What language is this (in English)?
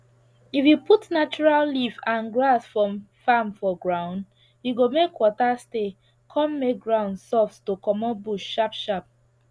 Nigerian Pidgin